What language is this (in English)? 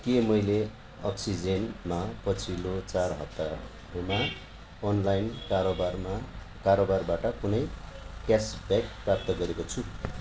Nepali